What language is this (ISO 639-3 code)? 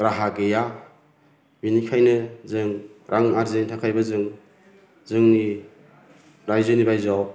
brx